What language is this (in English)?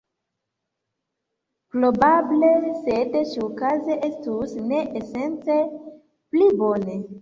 Esperanto